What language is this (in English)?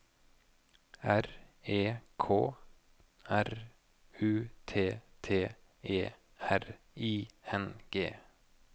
Norwegian